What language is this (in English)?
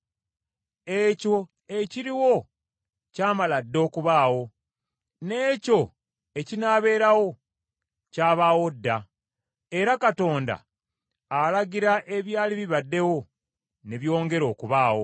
Ganda